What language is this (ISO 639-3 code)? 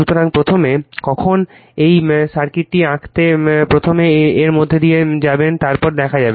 ben